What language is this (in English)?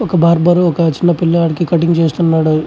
Telugu